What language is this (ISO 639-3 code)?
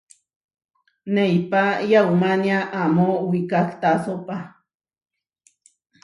var